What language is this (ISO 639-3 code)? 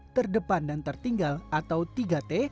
ind